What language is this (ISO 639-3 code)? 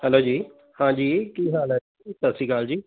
pan